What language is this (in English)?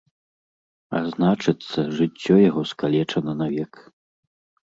Belarusian